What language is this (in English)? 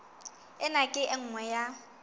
Southern Sotho